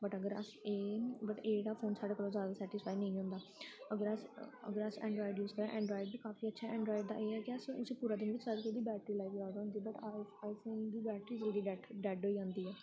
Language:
Dogri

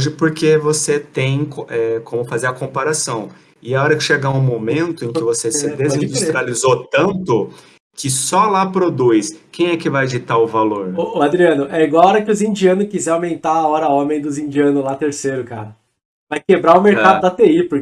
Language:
Portuguese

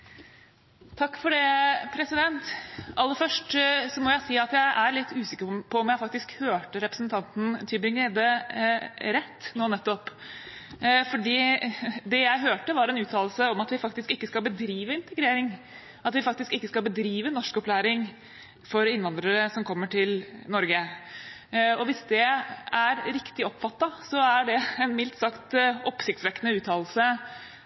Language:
Norwegian Bokmål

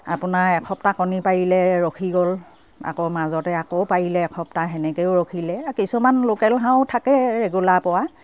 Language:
Assamese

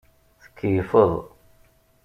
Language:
Kabyle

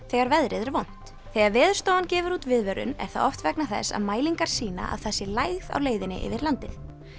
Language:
Icelandic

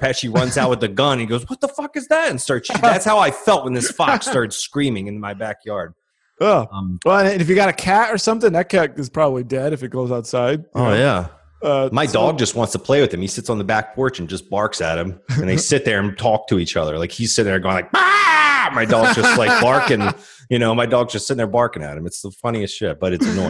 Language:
English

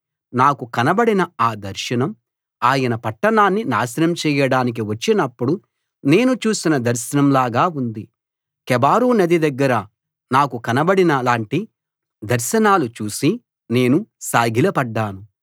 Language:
Telugu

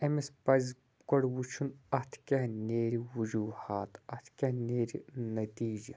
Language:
Kashmiri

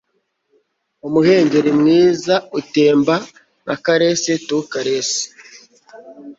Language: Kinyarwanda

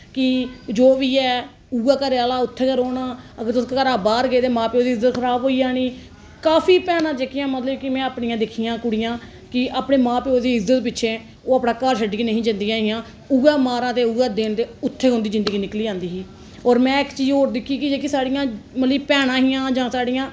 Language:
Dogri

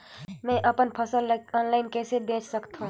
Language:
Chhattisgarhi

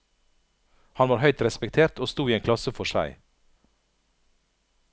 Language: Norwegian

